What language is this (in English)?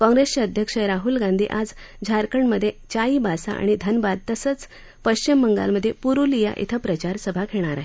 Marathi